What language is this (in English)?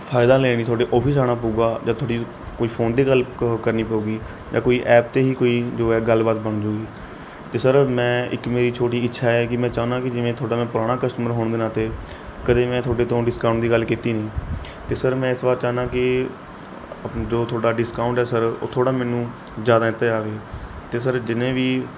Punjabi